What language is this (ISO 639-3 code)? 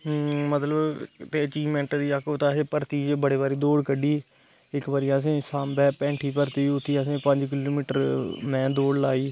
doi